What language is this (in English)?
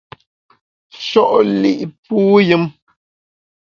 Bamun